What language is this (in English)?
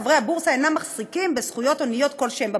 Hebrew